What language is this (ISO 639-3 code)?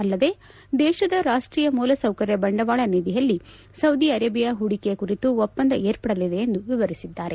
kan